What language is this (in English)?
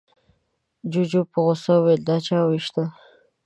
Pashto